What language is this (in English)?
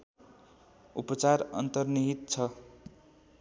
Nepali